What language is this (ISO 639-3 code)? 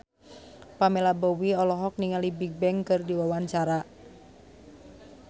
sun